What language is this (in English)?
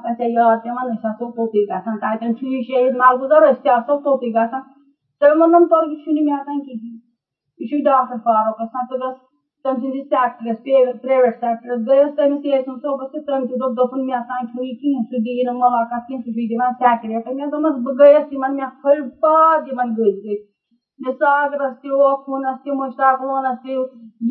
Urdu